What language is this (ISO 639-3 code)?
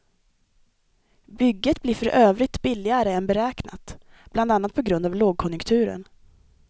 swe